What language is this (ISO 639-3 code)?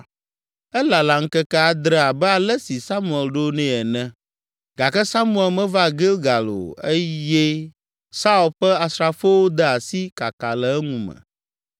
ewe